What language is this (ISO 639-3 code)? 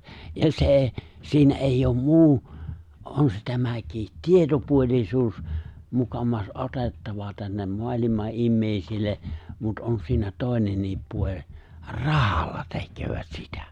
fin